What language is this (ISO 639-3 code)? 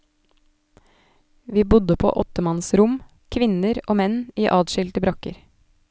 nor